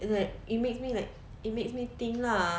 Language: English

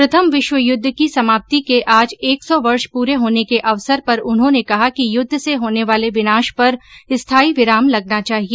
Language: Hindi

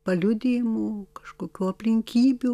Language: Lithuanian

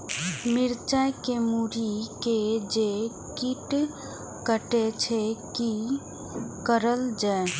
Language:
Maithili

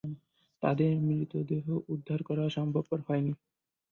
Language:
Bangla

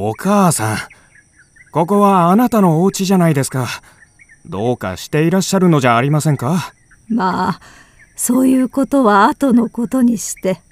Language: Japanese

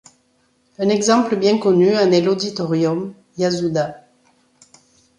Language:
French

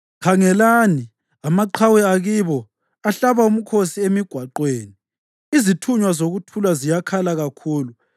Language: North Ndebele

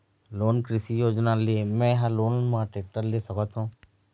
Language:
Chhattisgarhi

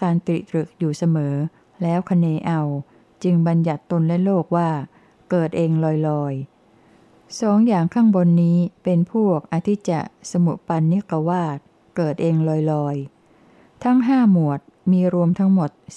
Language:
Thai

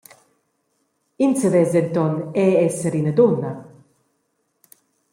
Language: Romansh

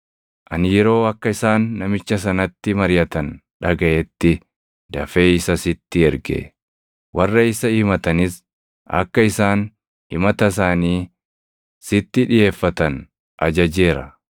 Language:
Oromo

